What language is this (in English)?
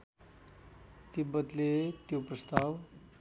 Nepali